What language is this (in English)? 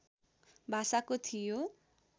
Nepali